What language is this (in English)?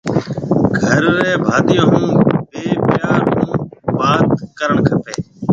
Marwari (Pakistan)